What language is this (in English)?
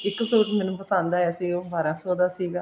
Punjabi